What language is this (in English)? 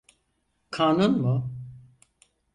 Turkish